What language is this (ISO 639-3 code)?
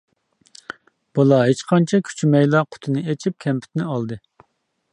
uig